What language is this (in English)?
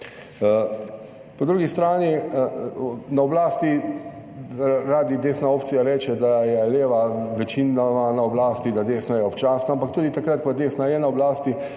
Slovenian